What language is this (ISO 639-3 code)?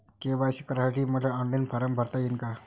mar